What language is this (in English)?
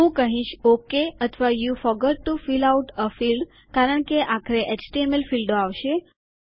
Gujarati